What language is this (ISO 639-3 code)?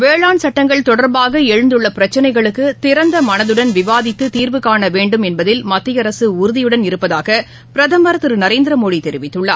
tam